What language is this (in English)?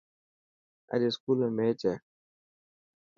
Dhatki